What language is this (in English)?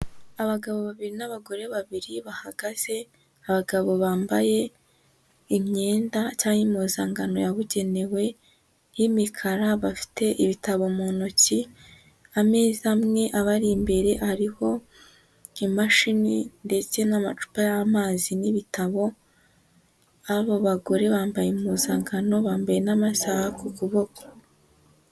Kinyarwanda